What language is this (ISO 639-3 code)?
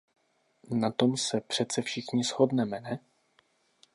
ces